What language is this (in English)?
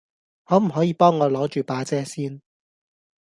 Cantonese